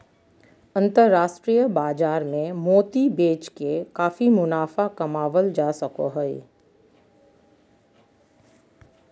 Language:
Magahi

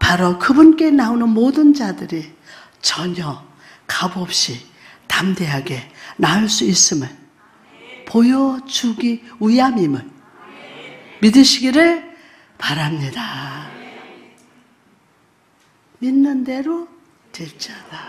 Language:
Korean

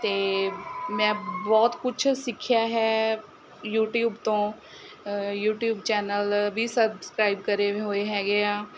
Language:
Punjabi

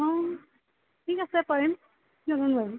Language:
Assamese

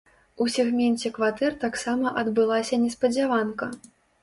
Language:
Belarusian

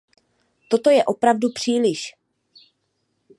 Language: Czech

